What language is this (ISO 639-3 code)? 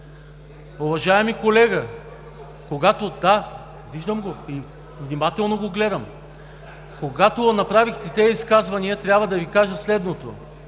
bul